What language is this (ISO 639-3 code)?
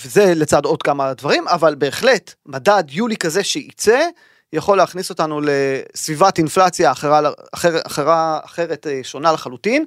heb